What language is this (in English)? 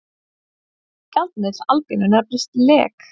Icelandic